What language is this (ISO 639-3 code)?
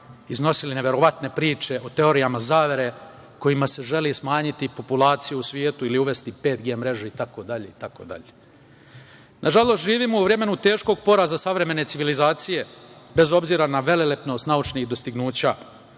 srp